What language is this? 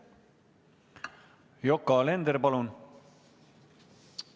Estonian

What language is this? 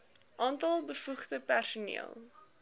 Afrikaans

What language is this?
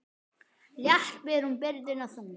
Icelandic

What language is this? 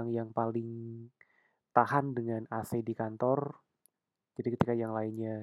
Indonesian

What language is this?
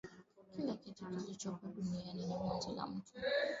Swahili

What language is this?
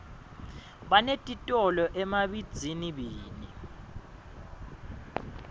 Swati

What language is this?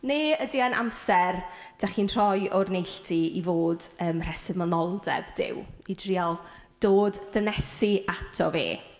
Welsh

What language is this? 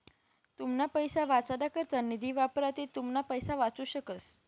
Marathi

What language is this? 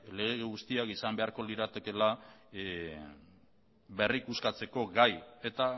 Basque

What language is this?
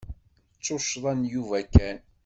Kabyle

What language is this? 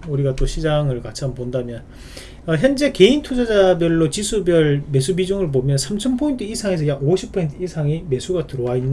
Korean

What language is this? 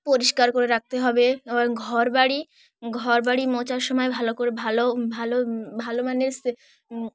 Bangla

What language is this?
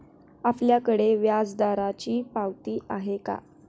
Marathi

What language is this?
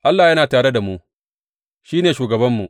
Hausa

